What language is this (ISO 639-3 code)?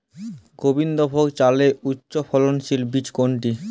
ben